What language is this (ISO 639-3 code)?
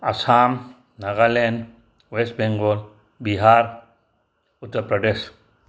mni